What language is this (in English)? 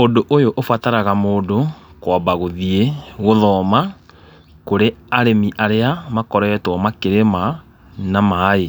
Kikuyu